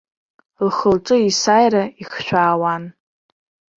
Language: Abkhazian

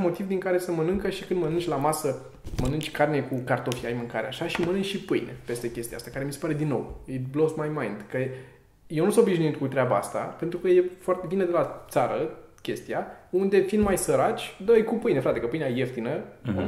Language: Romanian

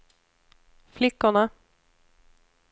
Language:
Swedish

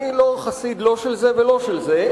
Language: Hebrew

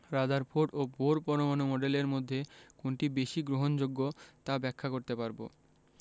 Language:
Bangla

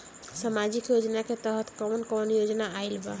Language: Bhojpuri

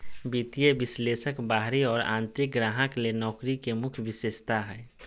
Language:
Magahi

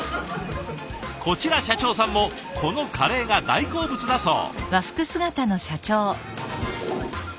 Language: Japanese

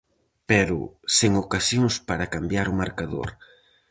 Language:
Galician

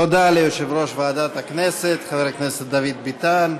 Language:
Hebrew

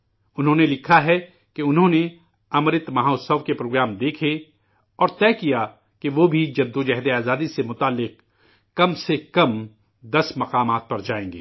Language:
Urdu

